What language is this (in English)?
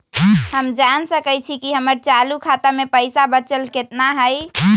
Magahi